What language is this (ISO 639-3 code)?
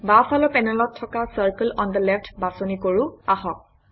asm